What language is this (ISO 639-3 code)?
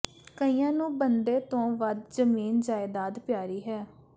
pan